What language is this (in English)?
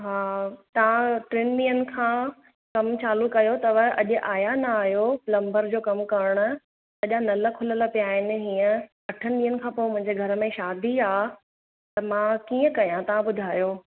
Sindhi